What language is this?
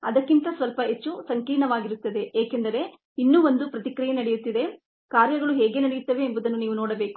Kannada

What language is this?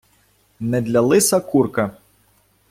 Ukrainian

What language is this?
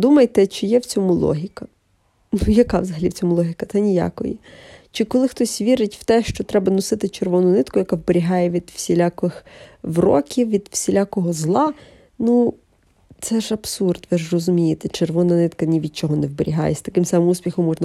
Ukrainian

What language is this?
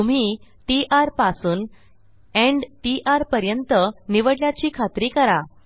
Marathi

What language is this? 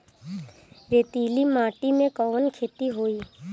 Bhojpuri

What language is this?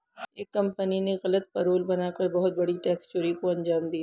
Hindi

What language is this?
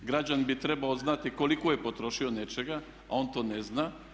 Croatian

